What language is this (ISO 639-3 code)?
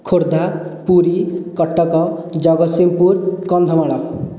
ori